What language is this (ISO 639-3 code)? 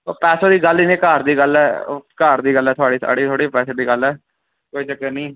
doi